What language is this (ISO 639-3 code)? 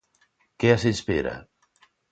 glg